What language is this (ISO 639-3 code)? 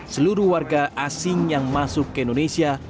ind